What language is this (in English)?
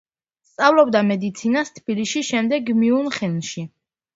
Georgian